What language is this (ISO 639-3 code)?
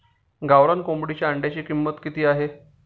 mar